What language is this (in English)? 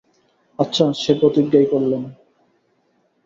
Bangla